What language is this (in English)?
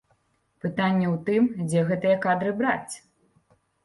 Belarusian